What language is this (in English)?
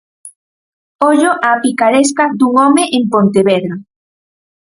Galician